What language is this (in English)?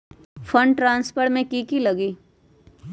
Magahi